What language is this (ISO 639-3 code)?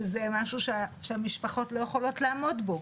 heb